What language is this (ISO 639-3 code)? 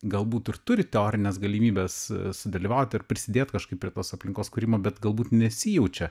lit